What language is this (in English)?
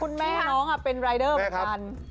Thai